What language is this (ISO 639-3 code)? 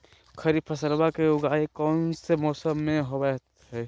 mag